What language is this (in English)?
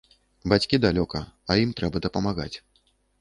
Belarusian